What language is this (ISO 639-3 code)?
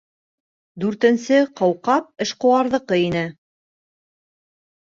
bak